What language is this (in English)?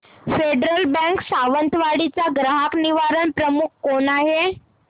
Marathi